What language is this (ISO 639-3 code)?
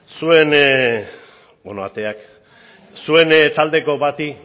eus